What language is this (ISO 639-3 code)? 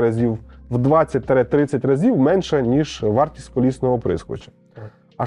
ukr